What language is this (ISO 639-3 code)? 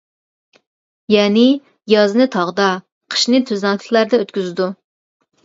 uig